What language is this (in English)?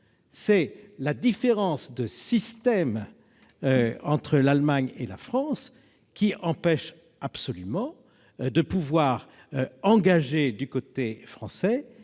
French